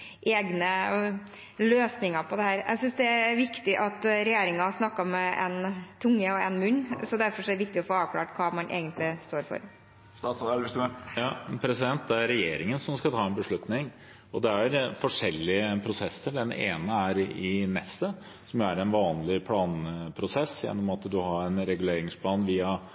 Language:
Norwegian Bokmål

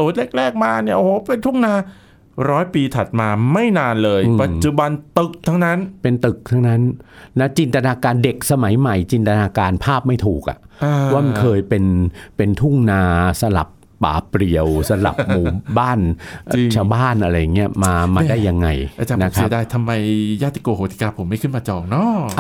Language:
Thai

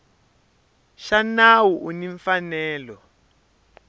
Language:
Tsonga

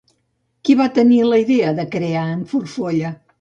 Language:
Catalan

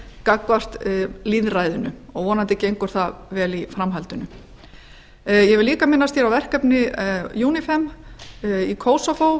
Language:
Icelandic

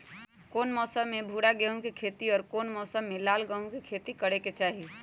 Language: Magahi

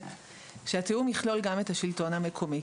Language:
Hebrew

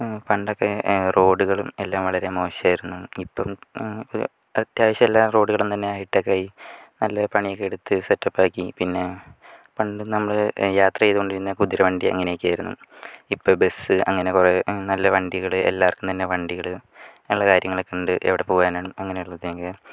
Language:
Malayalam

